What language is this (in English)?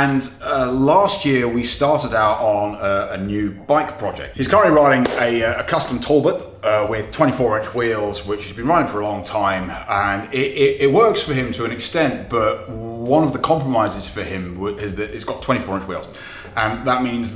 English